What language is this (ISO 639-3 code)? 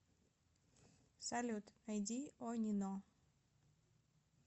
rus